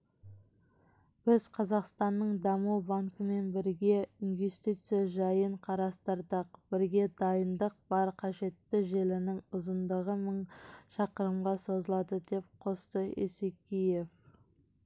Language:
Kazakh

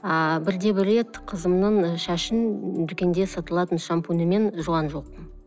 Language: Kazakh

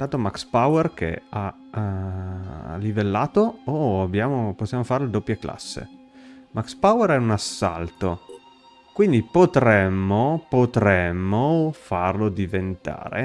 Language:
Italian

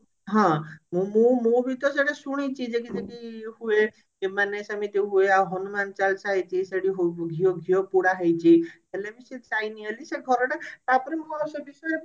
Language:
Odia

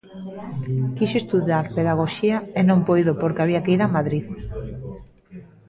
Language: Galician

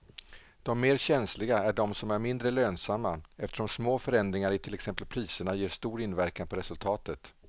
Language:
Swedish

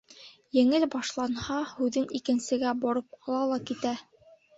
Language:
Bashkir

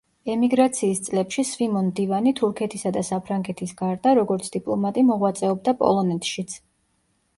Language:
Georgian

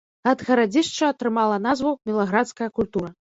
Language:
Belarusian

